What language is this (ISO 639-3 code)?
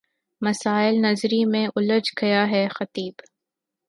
urd